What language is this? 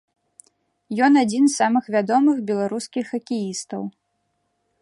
Belarusian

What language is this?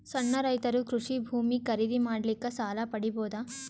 Kannada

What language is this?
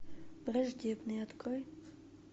Russian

